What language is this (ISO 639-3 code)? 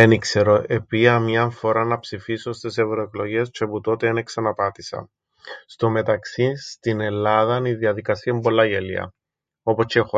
ell